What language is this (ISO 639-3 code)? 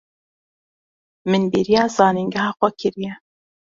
kur